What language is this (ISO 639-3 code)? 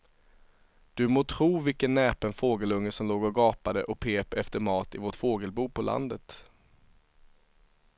swe